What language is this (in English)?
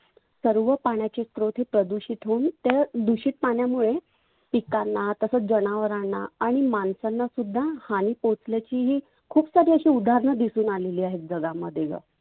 Marathi